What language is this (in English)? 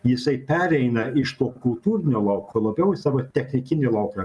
Lithuanian